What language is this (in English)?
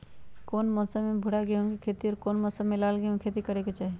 Magahi